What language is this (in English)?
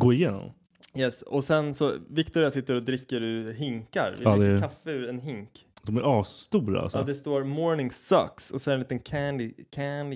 Swedish